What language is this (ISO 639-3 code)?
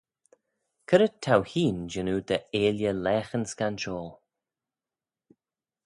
glv